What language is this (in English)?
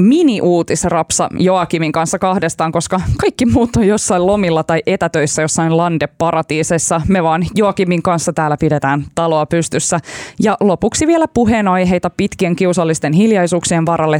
Finnish